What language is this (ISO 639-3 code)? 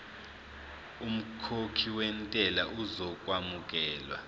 zul